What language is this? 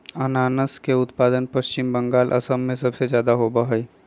Magahi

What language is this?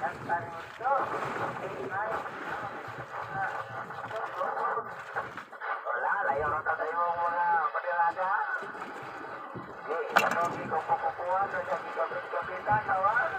Indonesian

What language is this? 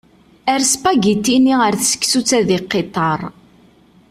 Kabyle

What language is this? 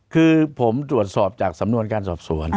Thai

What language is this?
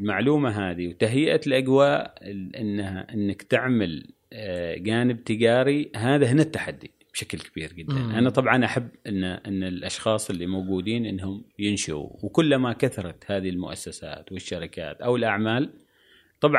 Arabic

